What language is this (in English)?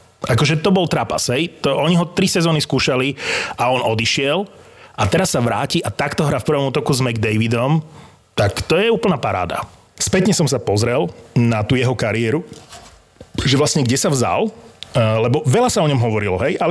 Slovak